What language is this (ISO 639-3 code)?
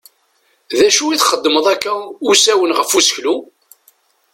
kab